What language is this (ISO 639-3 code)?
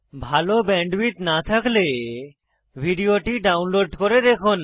ben